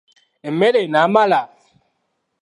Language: Ganda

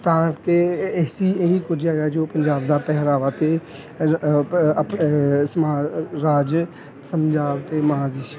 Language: Punjabi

